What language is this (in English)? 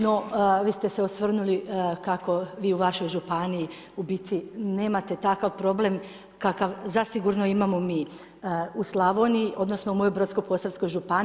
Croatian